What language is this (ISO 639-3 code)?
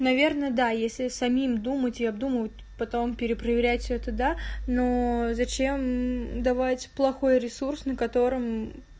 rus